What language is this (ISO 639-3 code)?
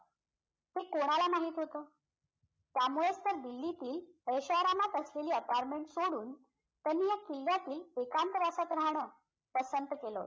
mar